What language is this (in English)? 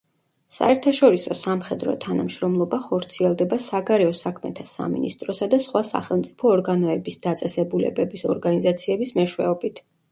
Georgian